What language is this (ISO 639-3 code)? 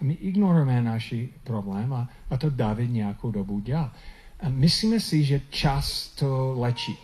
ces